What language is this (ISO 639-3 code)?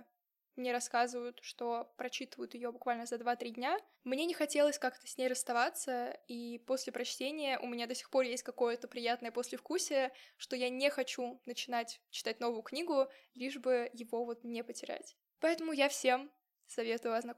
rus